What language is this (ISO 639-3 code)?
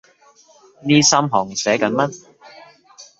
yue